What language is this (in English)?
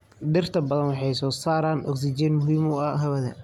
Somali